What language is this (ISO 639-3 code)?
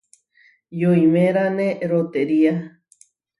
var